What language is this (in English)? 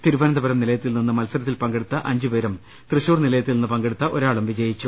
Malayalam